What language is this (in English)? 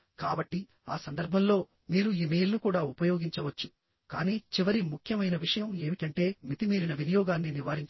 Telugu